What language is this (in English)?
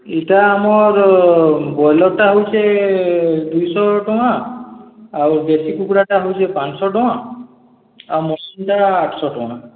Odia